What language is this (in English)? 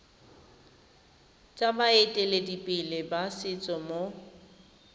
Tswana